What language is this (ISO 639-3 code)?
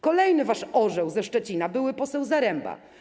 pol